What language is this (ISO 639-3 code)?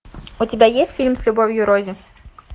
rus